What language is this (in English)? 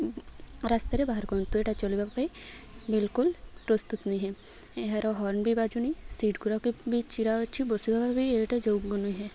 Odia